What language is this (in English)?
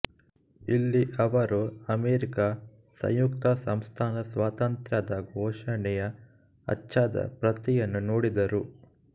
Kannada